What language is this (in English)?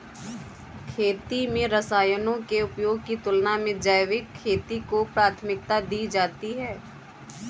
Hindi